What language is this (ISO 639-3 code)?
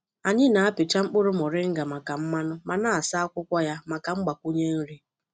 ibo